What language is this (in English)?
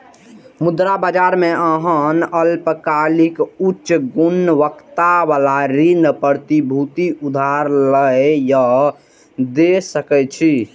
Maithili